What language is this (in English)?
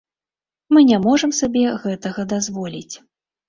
Belarusian